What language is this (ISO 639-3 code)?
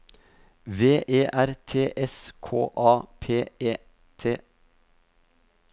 nor